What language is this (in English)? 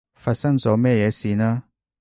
Cantonese